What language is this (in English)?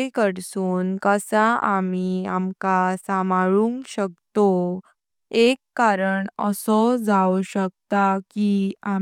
Konkani